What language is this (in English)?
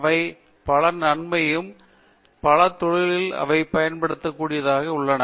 Tamil